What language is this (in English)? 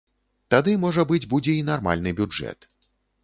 Belarusian